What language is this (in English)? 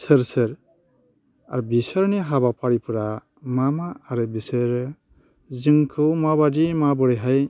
Bodo